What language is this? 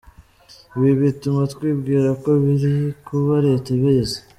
Kinyarwanda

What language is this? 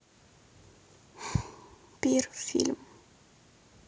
Russian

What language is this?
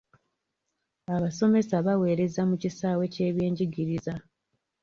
Ganda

